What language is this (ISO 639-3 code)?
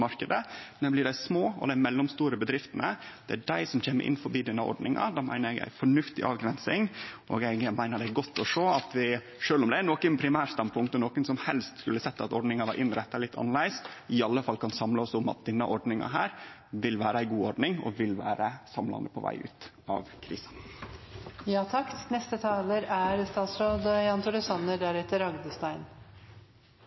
nor